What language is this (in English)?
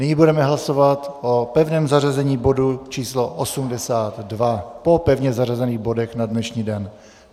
Czech